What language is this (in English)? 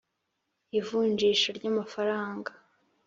Kinyarwanda